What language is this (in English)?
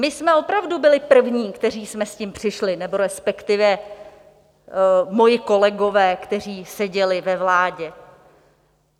Czech